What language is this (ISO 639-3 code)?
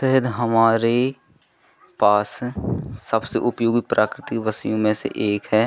hin